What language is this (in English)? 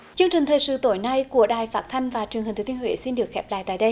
Vietnamese